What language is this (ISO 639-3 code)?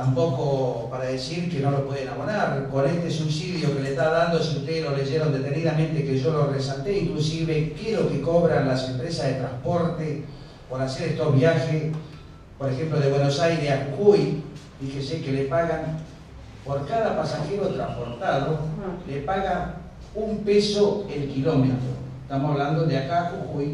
spa